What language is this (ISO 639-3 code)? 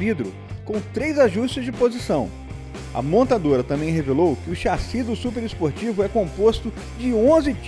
por